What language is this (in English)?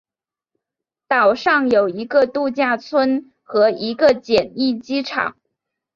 Chinese